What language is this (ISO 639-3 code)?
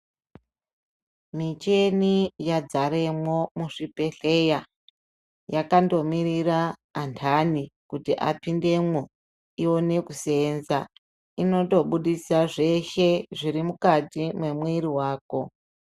ndc